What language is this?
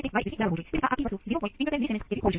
Gujarati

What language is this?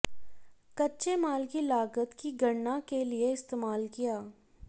Hindi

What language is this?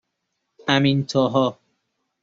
Persian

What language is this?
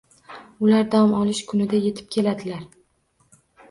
Uzbek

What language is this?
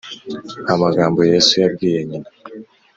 Kinyarwanda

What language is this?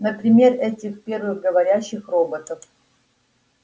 Russian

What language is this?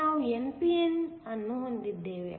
Kannada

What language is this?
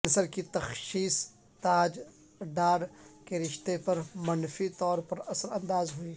Urdu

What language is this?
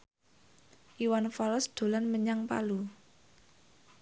Javanese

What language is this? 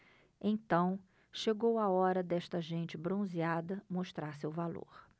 Portuguese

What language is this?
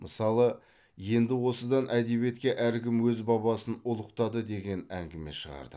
Kazakh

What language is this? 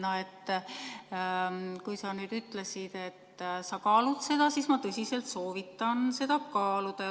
Estonian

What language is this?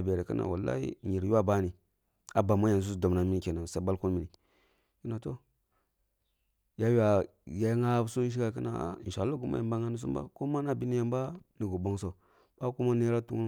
Kulung (Nigeria)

